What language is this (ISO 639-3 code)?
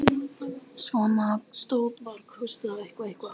isl